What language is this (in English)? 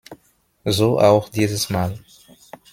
German